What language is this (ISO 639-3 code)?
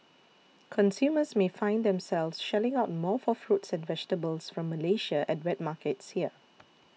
eng